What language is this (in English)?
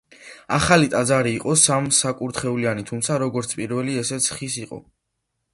Georgian